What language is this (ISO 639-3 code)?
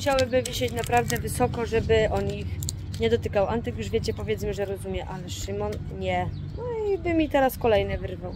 pol